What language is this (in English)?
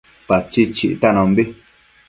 Matsés